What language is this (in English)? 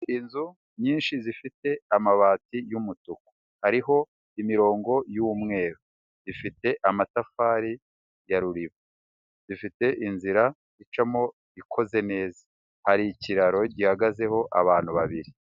Kinyarwanda